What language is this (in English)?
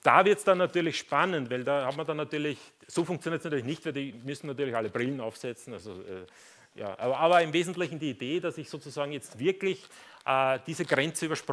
German